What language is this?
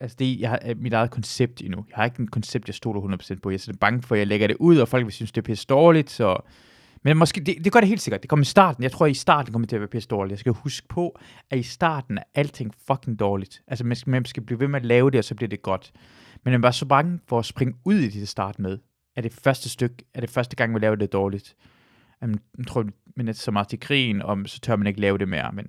Danish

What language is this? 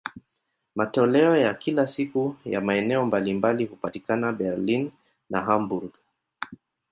Swahili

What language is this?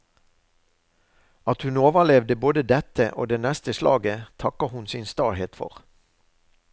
Norwegian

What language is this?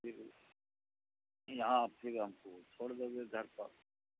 Urdu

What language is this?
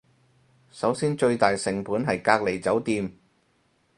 Cantonese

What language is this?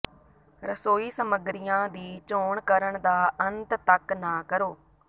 Punjabi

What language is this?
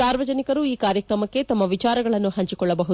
Kannada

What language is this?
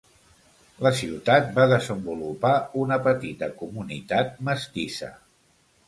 Catalan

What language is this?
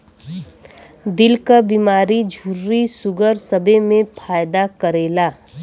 Bhojpuri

